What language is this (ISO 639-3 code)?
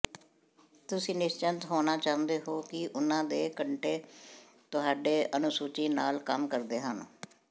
pan